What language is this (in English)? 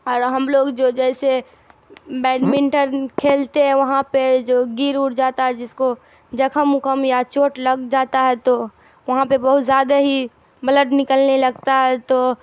Urdu